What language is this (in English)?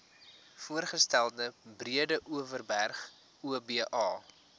Afrikaans